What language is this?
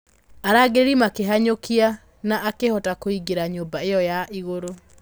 Kikuyu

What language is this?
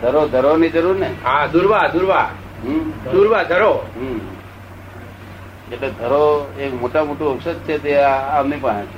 Gujarati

